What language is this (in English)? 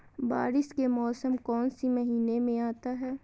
Magahi